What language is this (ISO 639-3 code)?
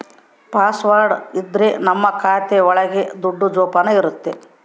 kan